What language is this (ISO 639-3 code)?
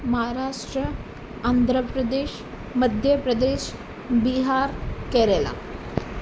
snd